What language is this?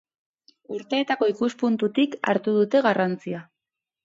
Basque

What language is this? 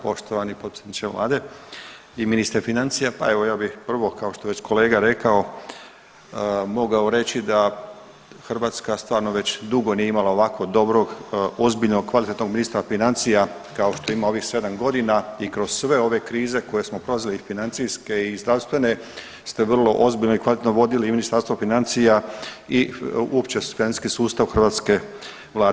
Croatian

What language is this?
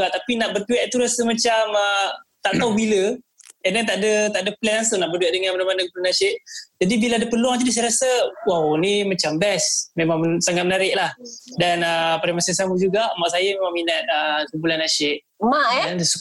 Malay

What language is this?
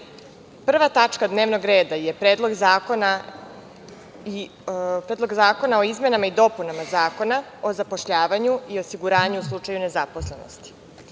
Serbian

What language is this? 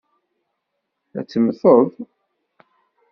Kabyle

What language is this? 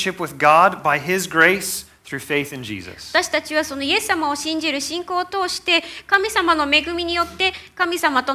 Japanese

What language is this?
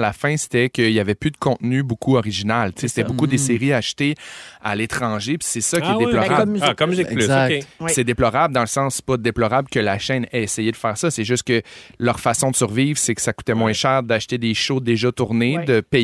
French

